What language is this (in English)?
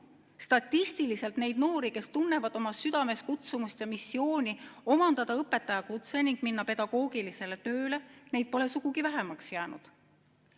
Estonian